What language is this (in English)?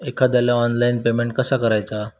Marathi